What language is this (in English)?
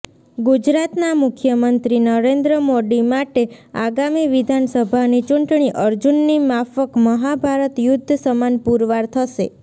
Gujarati